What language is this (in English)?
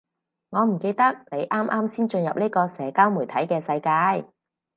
Cantonese